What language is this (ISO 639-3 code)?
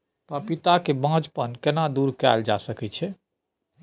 mai